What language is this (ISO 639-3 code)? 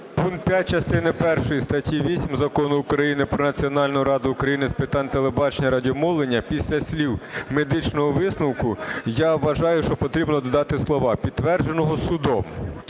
ukr